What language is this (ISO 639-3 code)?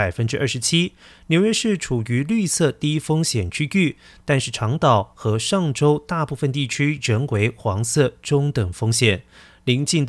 zho